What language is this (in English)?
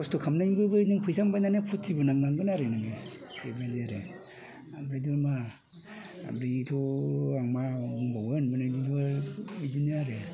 Bodo